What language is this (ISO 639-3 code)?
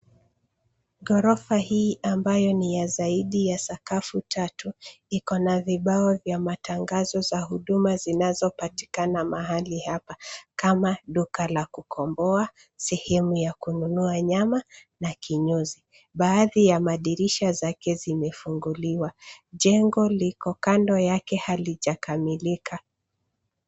swa